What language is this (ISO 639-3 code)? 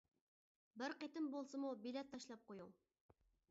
uig